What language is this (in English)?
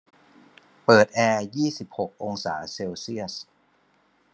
Thai